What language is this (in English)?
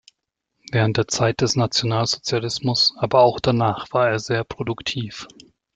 German